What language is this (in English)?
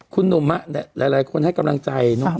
Thai